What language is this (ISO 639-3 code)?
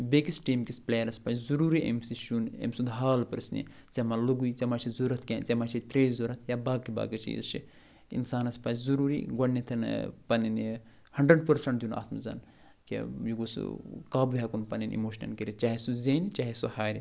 kas